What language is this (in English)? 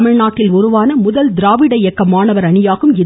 Tamil